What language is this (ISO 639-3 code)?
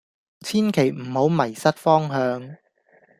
yue